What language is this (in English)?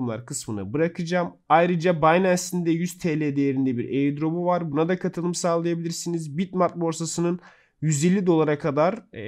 Turkish